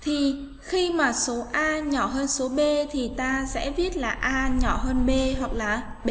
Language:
Vietnamese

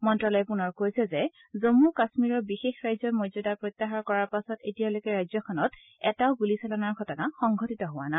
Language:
Assamese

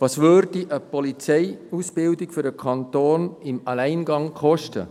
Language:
Swiss German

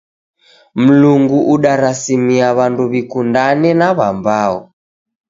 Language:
Taita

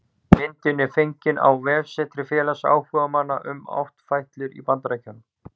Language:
Icelandic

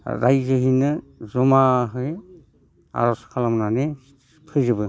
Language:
Bodo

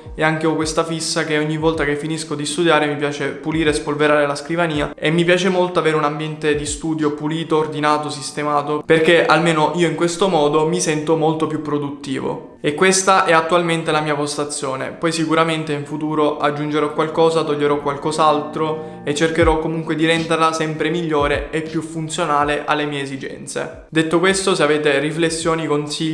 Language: Italian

